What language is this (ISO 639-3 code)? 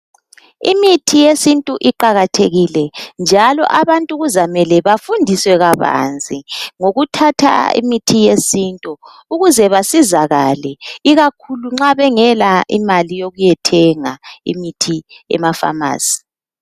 nde